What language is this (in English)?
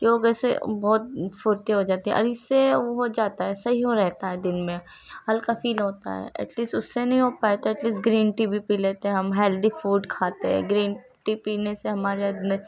Urdu